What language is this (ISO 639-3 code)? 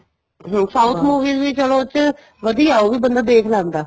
pan